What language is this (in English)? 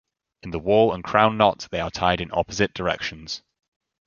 English